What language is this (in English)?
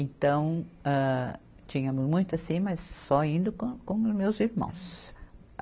Portuguese